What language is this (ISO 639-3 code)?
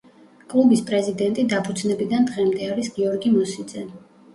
kat